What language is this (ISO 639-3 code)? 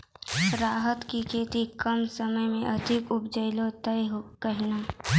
mai